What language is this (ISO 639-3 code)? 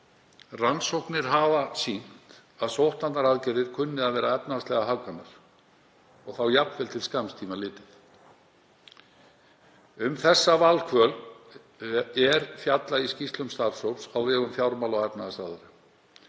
isl